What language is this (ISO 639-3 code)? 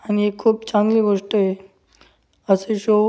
mar